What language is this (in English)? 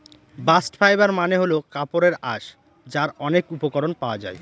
Bangla